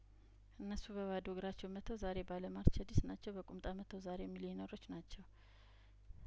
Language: Amharic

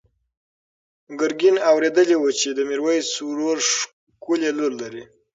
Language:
Pashto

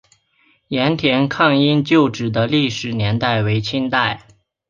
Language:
Chinese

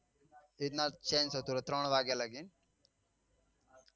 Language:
Gujarati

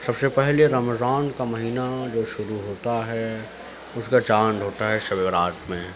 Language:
Urdu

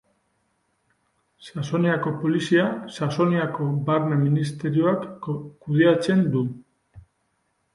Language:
Basque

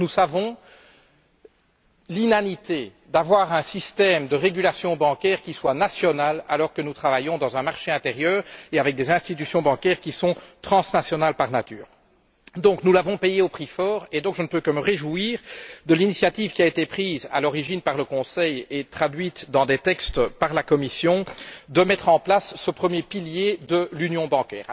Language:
French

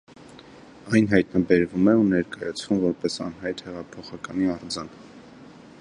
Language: Armenian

